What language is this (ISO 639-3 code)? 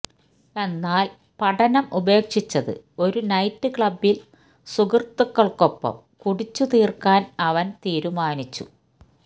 mal